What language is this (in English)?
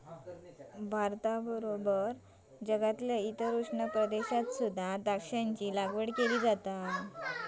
Marathi